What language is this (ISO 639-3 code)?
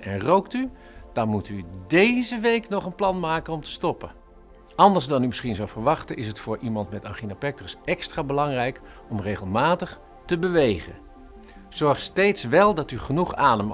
nld